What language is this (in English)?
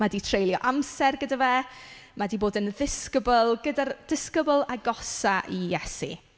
Welsh